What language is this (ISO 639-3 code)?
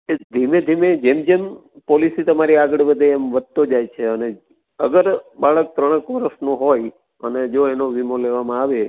guj